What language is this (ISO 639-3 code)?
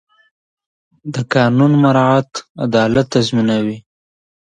pus